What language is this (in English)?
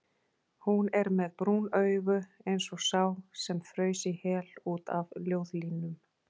Icelandic